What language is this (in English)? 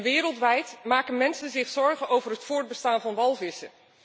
Dutch